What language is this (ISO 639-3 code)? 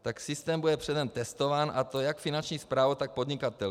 ces